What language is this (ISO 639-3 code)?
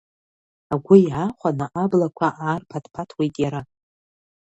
abk